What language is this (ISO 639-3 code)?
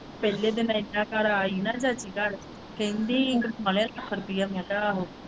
pan